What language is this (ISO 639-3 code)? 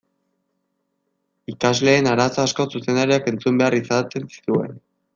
eus